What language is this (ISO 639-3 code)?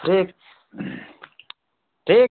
mai